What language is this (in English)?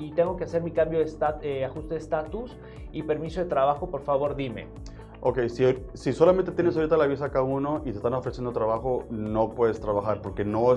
Spanish